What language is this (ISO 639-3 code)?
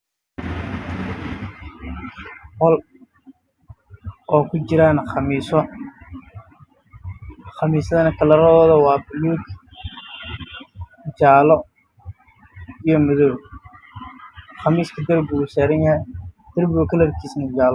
som